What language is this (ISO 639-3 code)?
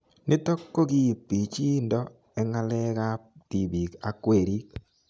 kln